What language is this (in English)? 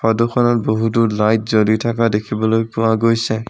Assamese